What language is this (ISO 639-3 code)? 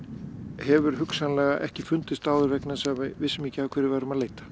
isl